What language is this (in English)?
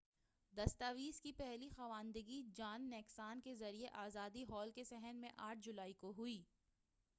Urdu